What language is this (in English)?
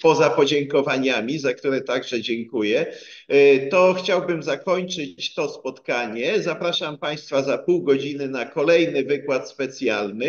Polish